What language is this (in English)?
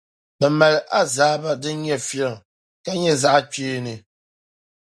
Dagbani